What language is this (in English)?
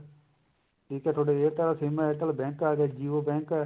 Punjabi